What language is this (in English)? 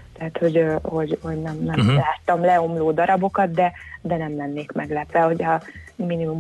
Hungarian